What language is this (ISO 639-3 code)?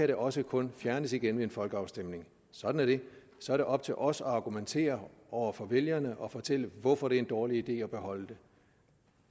dan